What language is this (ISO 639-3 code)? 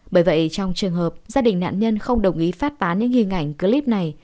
vie